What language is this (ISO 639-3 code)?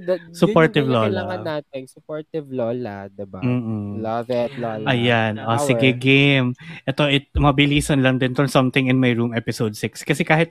fil